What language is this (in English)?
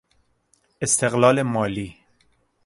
Persian